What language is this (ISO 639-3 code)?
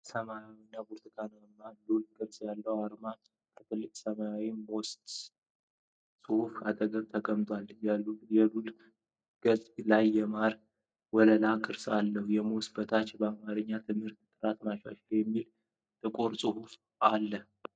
amh